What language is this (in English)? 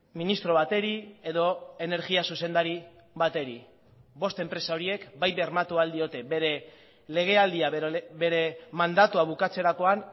Basque